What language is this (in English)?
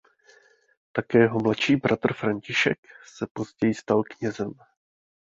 Czech